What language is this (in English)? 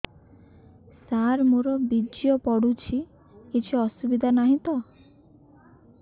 Odia